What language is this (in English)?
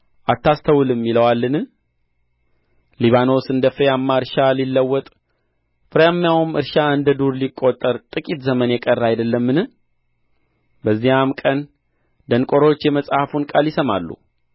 Amharic